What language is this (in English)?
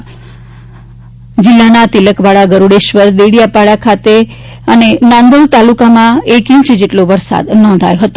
Gujarati